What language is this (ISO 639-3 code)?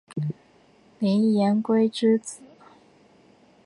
zho